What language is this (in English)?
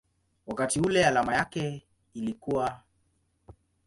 Swahili